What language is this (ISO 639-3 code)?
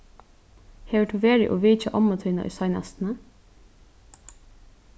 fao